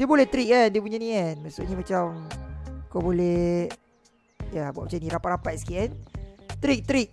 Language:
Malay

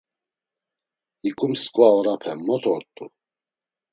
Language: Laz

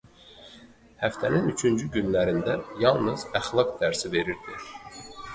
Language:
Azerbaijani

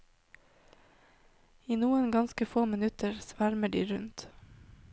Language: Norwegian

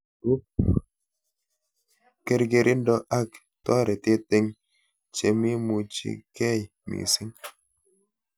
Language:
Kalenjin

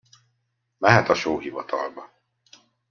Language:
Hungarian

